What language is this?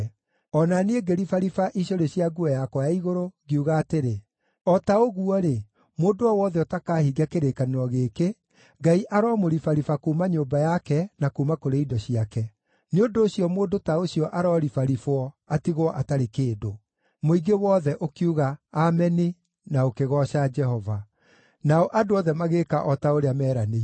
Kikuyu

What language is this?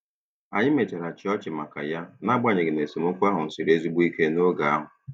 Igbo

